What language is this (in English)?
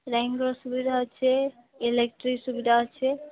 Odia